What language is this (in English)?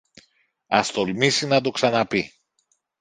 Greek